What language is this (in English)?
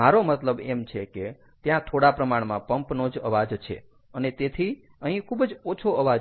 Gujarati